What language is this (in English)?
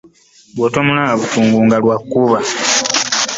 Ganda